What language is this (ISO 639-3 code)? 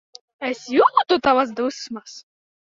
lav